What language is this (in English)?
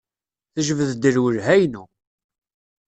Kabyle